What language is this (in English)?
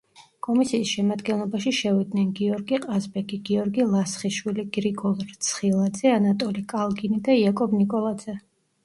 Georgian